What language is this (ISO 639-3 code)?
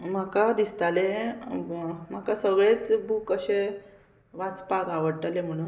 kok